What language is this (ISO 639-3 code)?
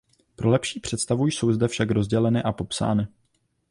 ces